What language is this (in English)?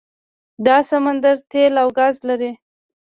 Pashto